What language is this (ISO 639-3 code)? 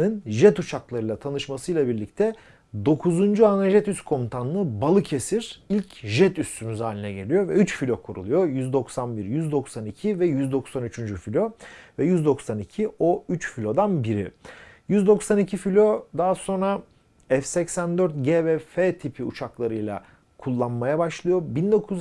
tur